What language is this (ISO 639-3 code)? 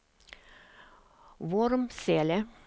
swe